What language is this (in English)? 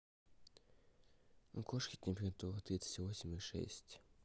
Russian